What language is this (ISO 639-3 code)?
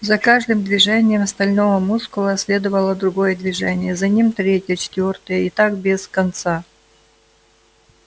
rus